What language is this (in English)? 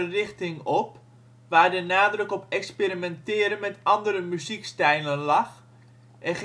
Dutch